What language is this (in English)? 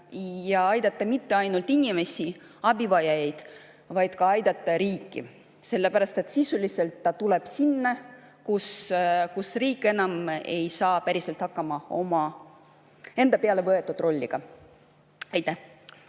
Estonian